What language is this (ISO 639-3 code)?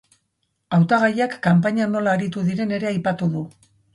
eus